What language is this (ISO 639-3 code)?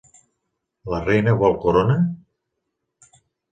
cat